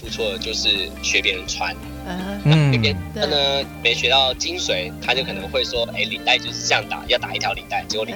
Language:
Chinese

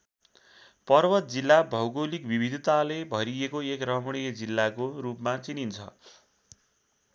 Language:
Nepali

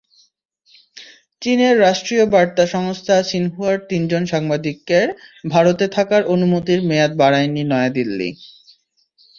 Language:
Bangla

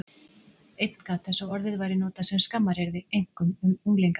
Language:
Icelandic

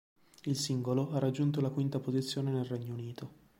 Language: Italian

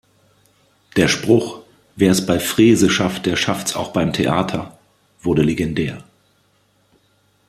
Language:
German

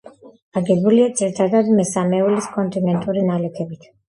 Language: Georgian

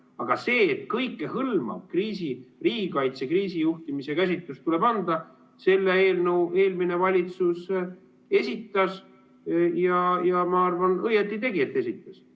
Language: Estonian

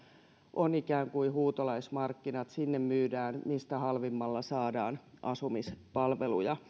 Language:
Finnish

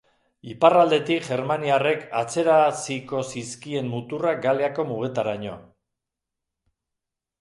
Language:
Basque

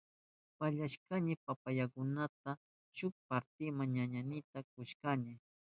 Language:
Southern Pastaza Quechua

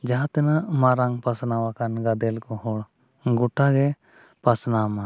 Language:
Santali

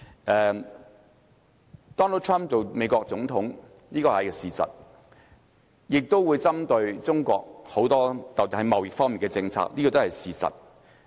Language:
Cantonese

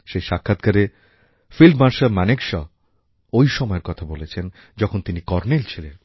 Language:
Bangla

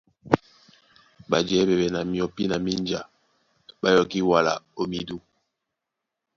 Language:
Duala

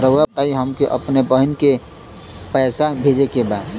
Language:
Bhojpuri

